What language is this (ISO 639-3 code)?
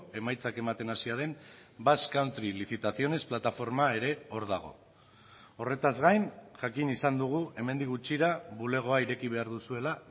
eus